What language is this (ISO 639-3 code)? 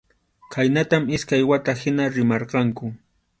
qxu